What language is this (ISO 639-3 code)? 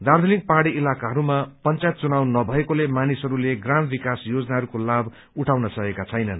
nep